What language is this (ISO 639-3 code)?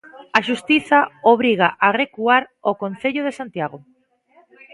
glg